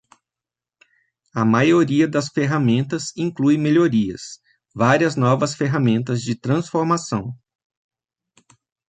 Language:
Portuguese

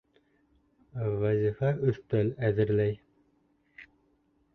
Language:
Bashkir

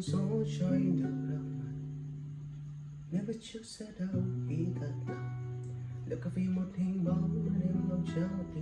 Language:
Vietnamese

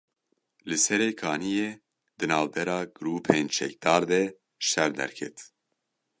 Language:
Kurdish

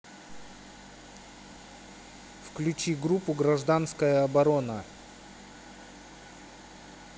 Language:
Russian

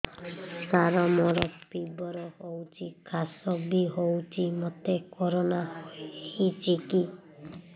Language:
Odia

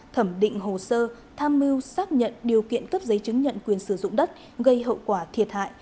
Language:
Vietnamese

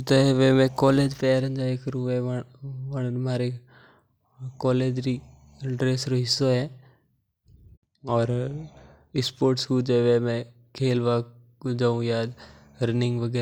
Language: Mewari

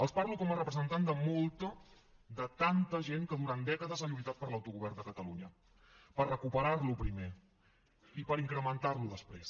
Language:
Catalan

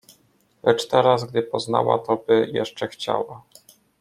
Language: Polish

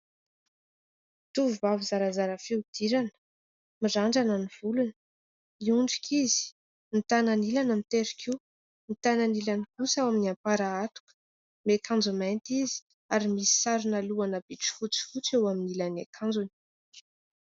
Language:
Malagasy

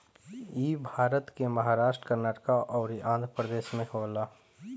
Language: Bhojpuri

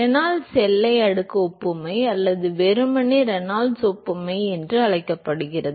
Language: Tamil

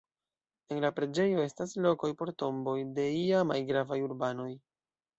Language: Esperanto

